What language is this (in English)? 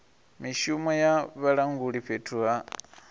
Venda